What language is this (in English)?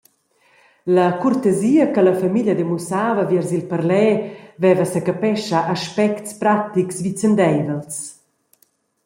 Romansh